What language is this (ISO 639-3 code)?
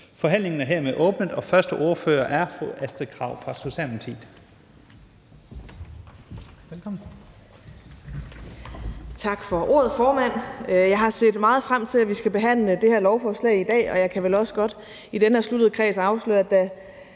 dan